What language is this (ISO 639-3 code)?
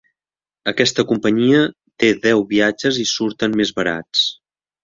cat